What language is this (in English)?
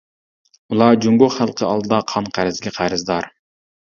Uyghur